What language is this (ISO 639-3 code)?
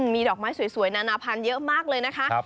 tha